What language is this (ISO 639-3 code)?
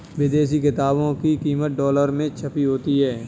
hin